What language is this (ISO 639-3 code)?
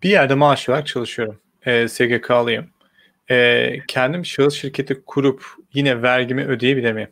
tur